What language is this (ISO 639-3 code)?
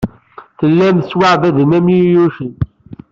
kab